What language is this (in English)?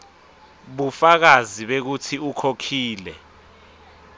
Swati